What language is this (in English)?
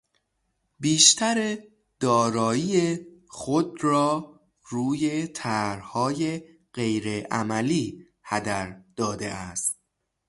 Persian